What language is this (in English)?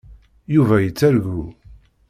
Kabyle